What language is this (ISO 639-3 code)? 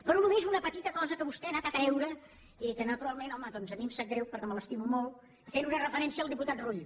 cat